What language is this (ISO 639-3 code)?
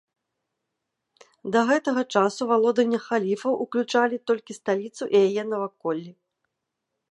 bel